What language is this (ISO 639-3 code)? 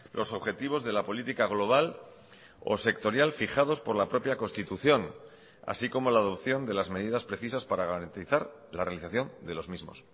spa